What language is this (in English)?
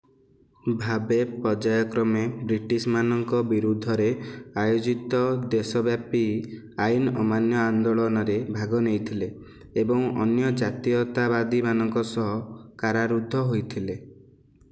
Odia